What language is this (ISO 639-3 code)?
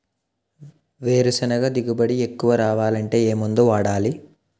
tel